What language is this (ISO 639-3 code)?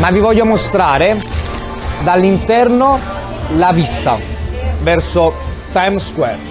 ita